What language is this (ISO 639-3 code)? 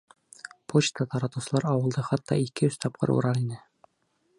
bak